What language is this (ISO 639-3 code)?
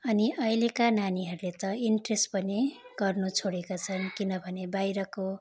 nep